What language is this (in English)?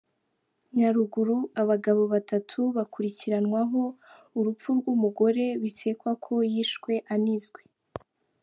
Kinyarwanda